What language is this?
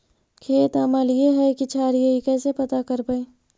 Magahi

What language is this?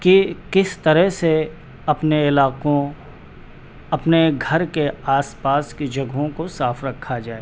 Urdu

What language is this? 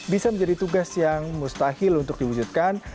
Indonesian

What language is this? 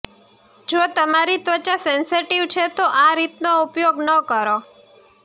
Gujarati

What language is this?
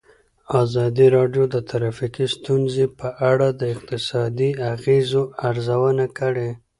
Pashto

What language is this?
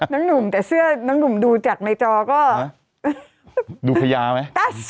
Thai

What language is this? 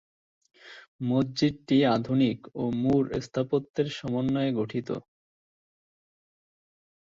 Bangla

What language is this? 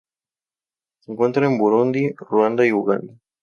Spanish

